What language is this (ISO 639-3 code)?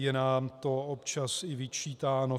ces